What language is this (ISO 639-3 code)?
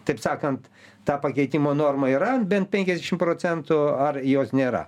lit